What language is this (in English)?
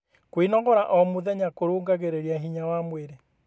Kikuyu